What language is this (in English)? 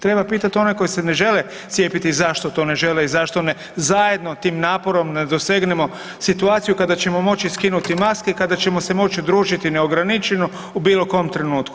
Croatian